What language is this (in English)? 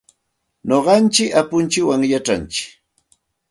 Santa Ana de Tusi Pasco Quechua